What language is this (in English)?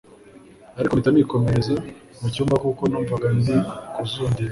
Kinyarwanda